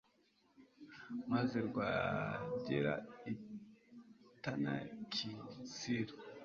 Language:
Kinyarwanda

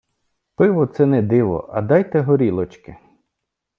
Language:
Ukrainian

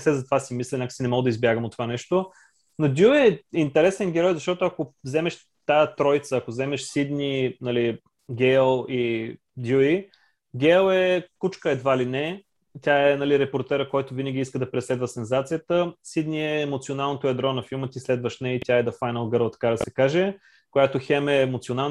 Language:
Bulgarian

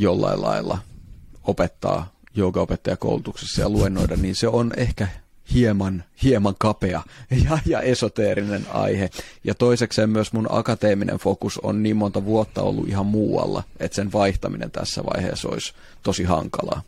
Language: Finnish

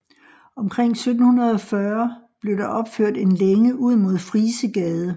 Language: Danish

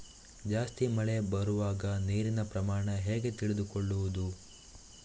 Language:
Kannada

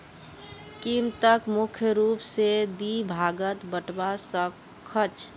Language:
Magahi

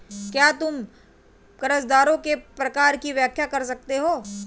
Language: Hindi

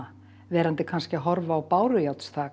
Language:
Icelandic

